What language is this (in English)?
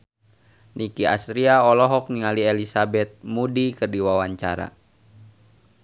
Sundanese